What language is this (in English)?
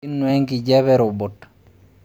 Masai